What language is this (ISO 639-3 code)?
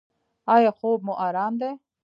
pus